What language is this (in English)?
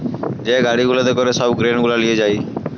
Bangla